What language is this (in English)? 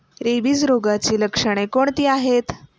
Marathi